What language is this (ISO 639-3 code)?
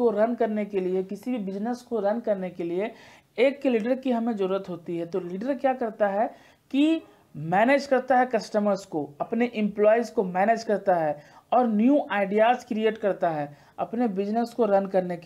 hin